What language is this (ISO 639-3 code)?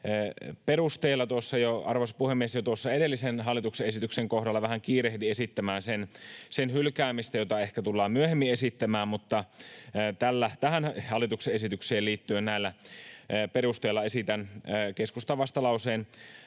fin